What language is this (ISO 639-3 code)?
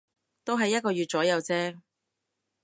yue